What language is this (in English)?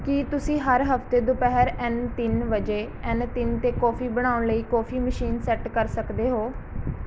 Punjabi